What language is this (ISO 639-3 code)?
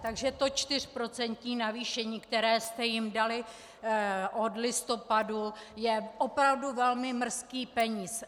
ces